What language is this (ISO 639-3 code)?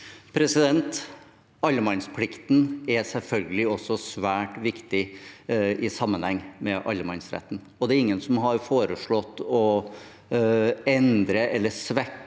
nor